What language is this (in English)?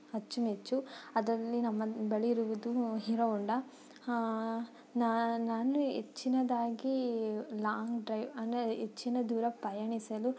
Kannada